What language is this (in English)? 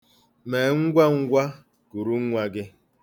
Igbo